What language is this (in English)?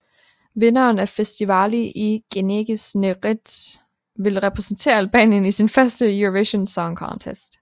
Danish